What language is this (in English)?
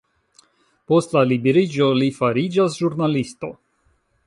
Esperanto